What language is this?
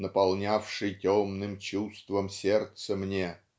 Russian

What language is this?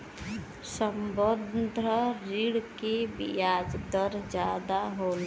Bhojpuri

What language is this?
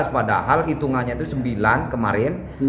Indonesian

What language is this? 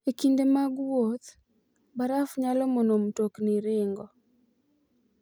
Luo (Kenya and Tanzania)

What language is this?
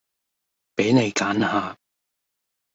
Cantonese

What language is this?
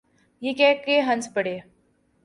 Urdu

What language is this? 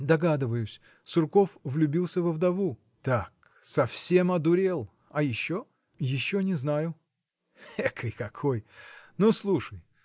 Russian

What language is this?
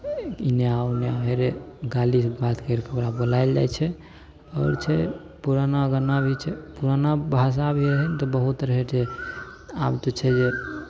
Maithili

